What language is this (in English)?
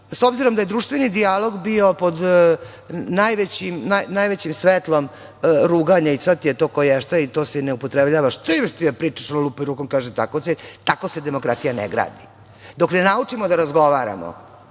Serbian